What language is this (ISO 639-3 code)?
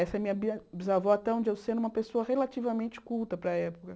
por